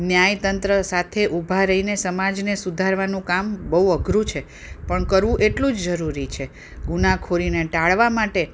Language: Gujarati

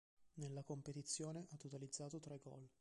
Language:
Italian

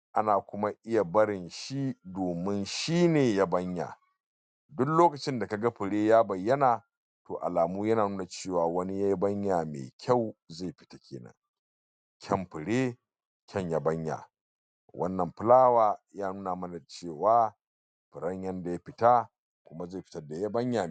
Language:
Hausa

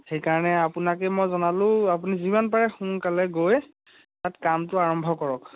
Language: Assamese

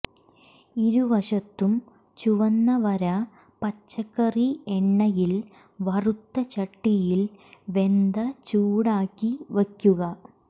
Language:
Malayalam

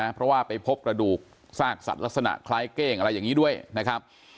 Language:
Thai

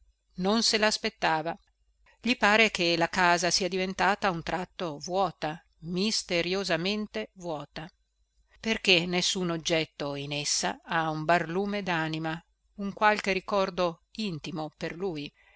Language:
Italian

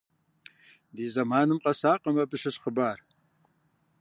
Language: Kabardian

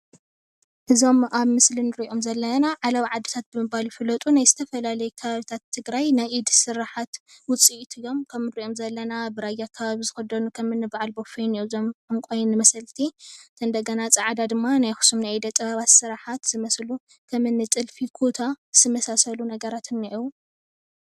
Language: Tigrinya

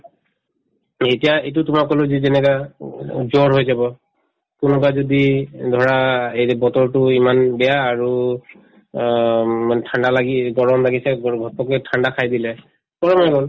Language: Assamese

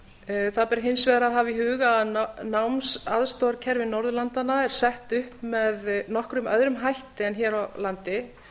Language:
Icelandic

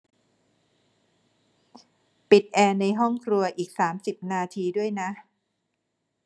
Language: Thai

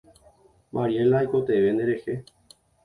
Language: Guarani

